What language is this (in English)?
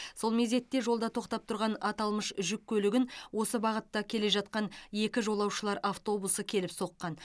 Kazakh